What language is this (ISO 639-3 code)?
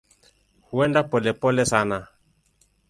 swa